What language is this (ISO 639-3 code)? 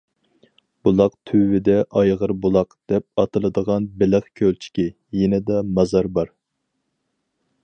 uig